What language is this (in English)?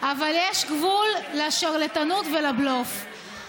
Hebrew